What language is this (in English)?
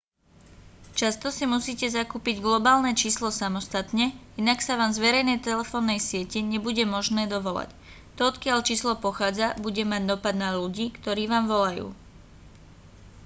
Slovak